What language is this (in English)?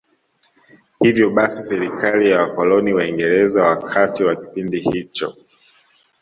Swahili